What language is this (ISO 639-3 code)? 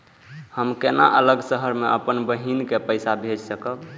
mai